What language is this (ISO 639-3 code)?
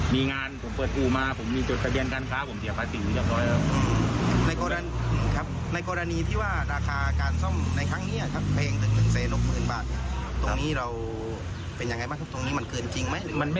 tha